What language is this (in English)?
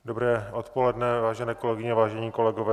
Czech